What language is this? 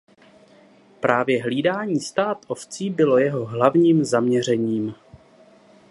Czech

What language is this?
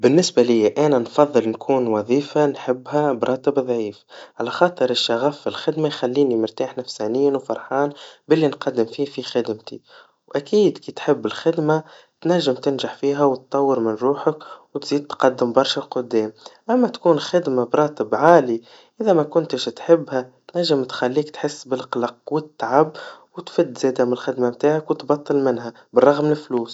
Tunisian Arabic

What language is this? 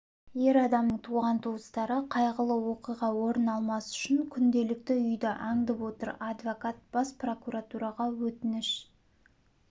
Kazakh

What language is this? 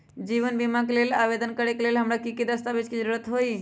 Magahi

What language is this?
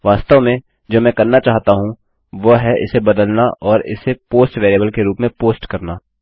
Hindi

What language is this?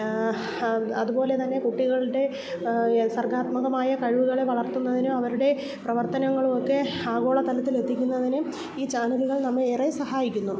Malayalam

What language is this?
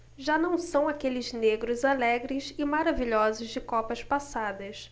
Portuguese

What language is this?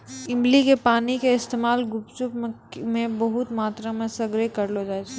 Maithili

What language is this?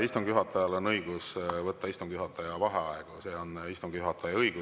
Estonian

